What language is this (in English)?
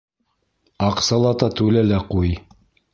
Bashkir